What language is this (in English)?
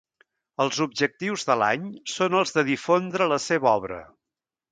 Catalan